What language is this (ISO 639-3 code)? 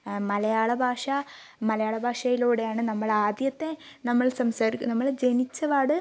mal